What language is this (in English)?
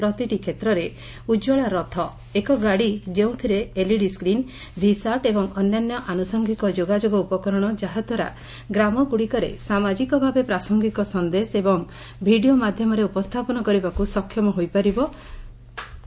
Odia